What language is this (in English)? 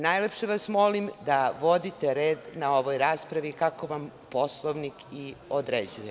Serbian